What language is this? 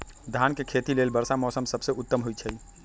Magahi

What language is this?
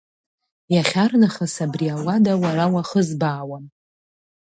Abkhazian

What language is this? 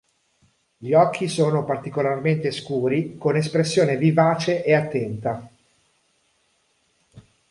Italian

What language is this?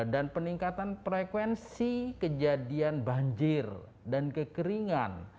Indonesian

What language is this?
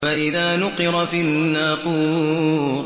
Arabic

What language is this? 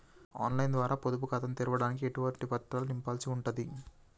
Telugu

